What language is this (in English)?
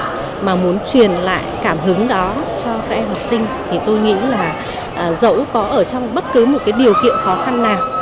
Vietnamese